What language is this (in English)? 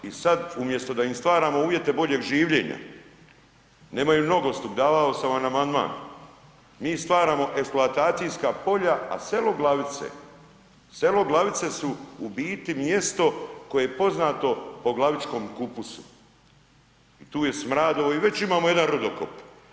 Croatian